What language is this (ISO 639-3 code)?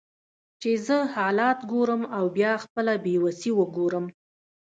pus